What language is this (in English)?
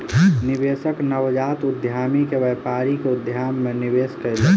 Maithili